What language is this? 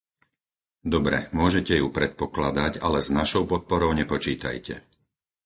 Slovak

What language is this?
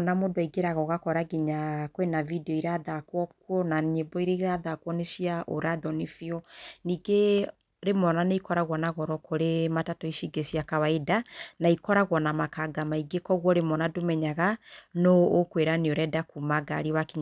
Kikuyu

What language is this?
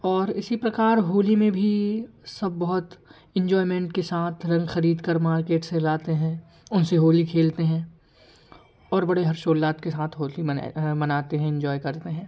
Hindi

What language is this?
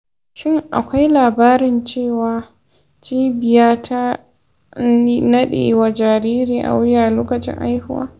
Hausa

